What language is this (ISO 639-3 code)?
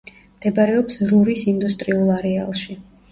kat